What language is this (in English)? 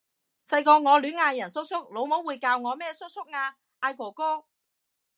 Cantonese